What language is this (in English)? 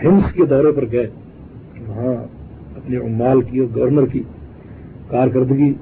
Urdu